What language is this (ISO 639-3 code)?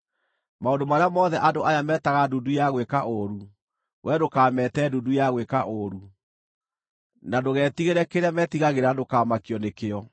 kik